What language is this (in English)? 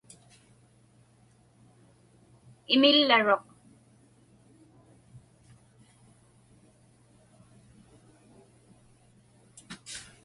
Inupiaq